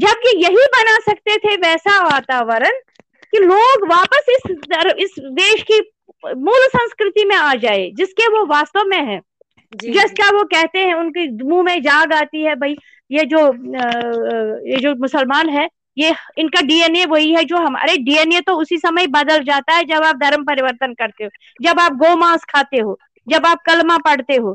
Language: Hindi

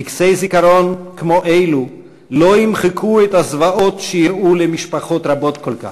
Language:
Hebrew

